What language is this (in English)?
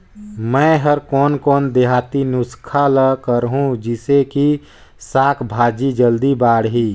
Chhattisgarhi